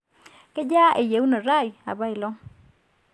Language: Masai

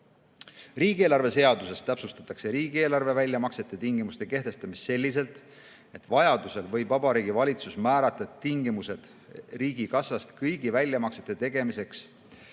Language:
Estonian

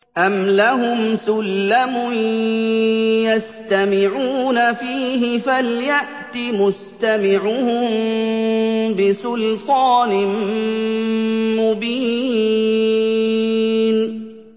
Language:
Arabic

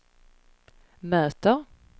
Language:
Swedish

